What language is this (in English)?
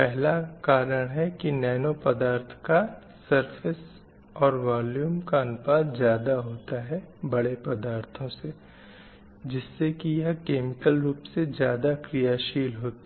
Hindi